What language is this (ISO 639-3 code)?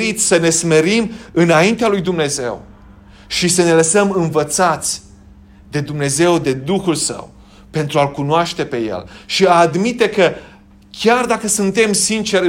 ron